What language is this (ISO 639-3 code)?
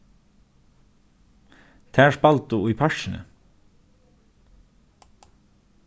fao